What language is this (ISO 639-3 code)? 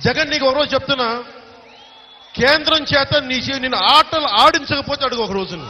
hin